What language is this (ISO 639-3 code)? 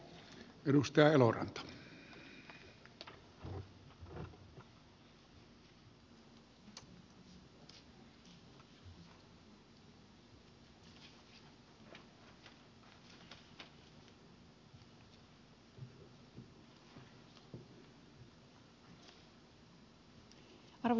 fin